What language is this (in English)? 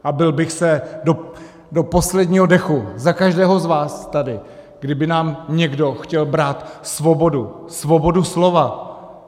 Czech